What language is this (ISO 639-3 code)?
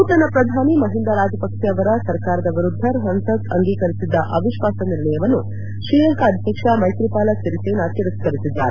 kan